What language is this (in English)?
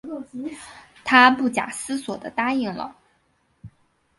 Chinese